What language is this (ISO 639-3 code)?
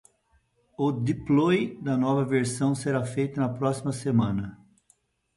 por